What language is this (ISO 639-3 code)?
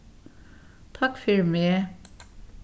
fao